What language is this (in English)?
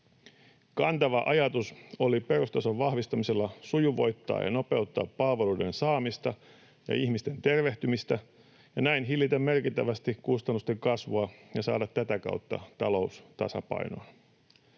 Finnish